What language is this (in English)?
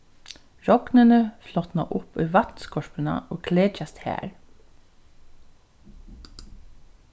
Faroese